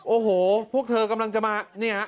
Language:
Thai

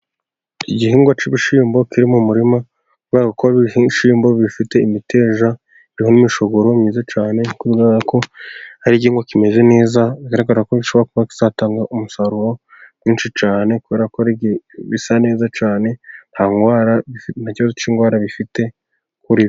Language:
Kinyarwanda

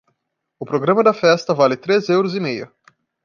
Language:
Portuguese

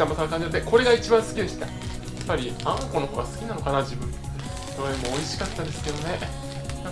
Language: Japanese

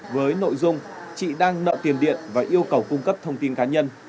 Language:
Vietnamese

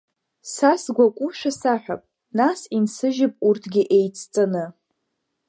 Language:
Abkhazian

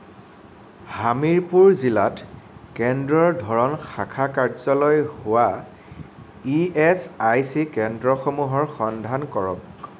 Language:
Assamese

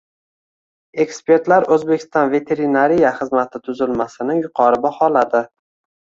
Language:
Uzbek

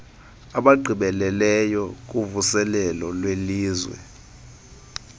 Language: Xhosa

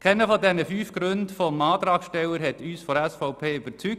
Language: Swiss German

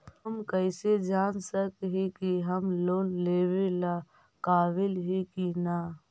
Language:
Magahi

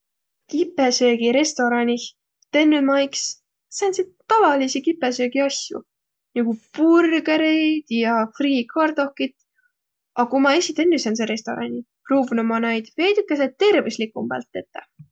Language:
Võro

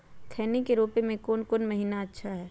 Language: Magahi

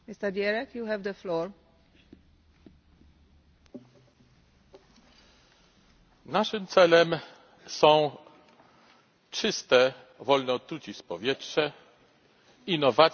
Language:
Polish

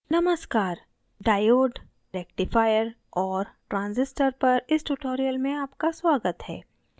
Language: Hindi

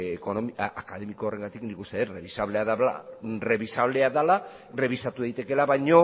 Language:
Basque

